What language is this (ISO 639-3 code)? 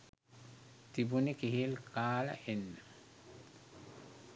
sin